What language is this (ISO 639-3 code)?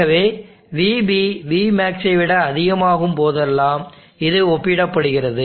tam